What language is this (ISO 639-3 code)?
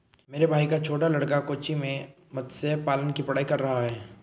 hin